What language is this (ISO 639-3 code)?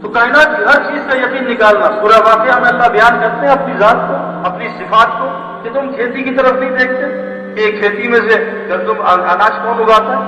urd